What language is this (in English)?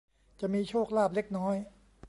Thai